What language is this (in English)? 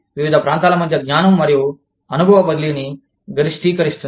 Telugu